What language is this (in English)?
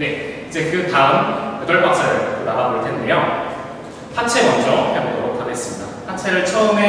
Korean